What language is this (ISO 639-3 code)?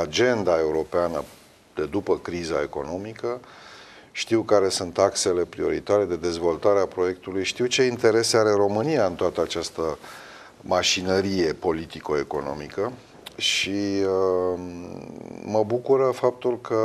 ron